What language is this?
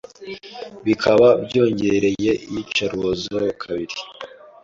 Kinyarwanda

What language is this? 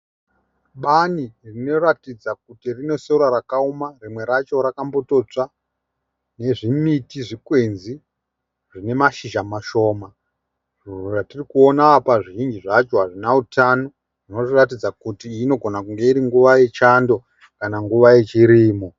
Shona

